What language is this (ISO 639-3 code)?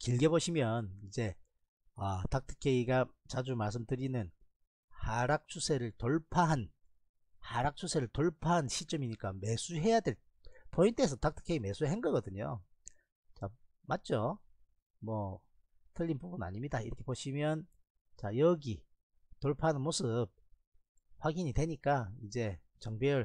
kor